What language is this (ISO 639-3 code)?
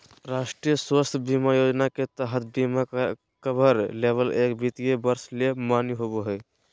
mag